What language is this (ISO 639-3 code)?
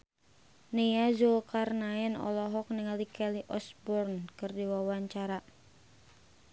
sun